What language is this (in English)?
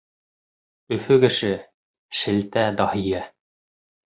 Bashkir